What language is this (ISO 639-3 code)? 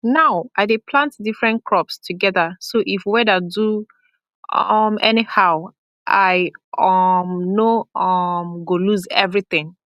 pcm